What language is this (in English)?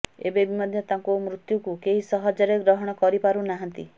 Odia